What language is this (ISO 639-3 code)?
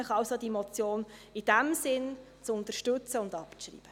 gsw